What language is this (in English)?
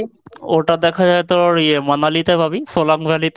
Bangla